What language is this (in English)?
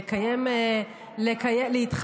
Hebrew